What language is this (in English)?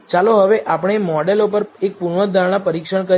Gujarati